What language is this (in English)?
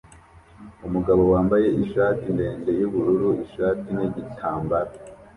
Kinyarwanda